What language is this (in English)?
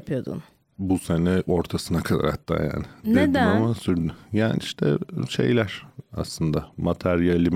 Turkish